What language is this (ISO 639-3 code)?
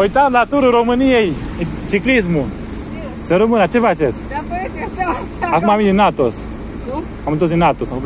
ron